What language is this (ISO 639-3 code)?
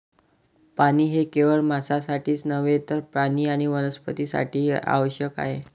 mar